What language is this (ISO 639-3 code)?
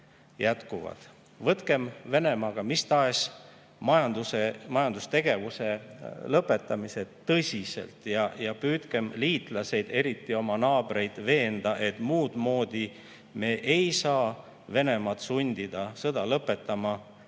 est